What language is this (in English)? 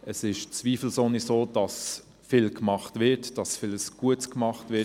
Swiss German